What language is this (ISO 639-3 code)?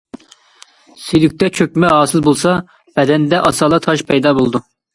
uig